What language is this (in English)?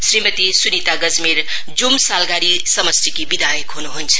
Nepali